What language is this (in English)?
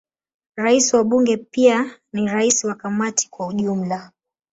Swahili